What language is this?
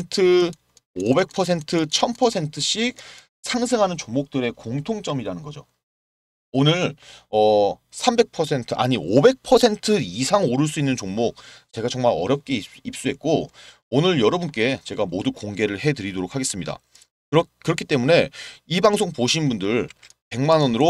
Korean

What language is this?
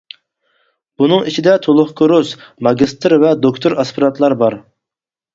Uyghur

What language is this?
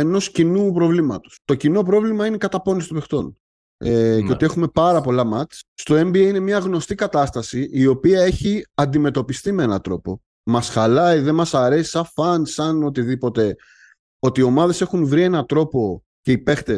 Greek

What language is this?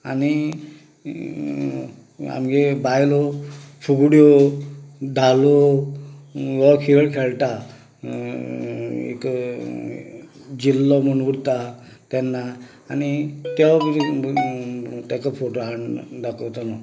Konkani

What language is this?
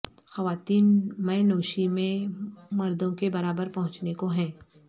Urdu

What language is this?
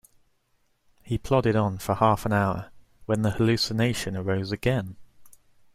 English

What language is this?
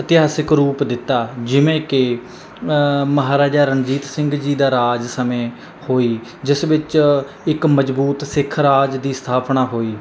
Punjabi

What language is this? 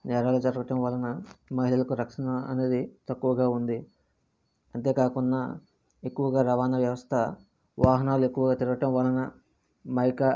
Telugu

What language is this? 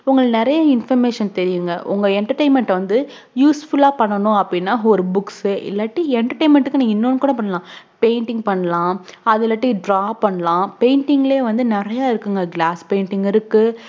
Tamil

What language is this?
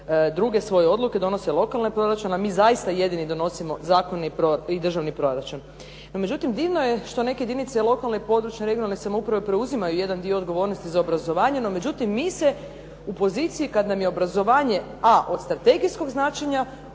Croatian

